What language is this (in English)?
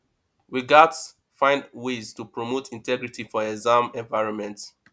Nigerian Pidgin